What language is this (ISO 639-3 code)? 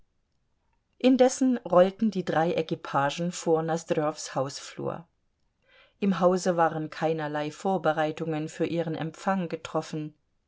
deu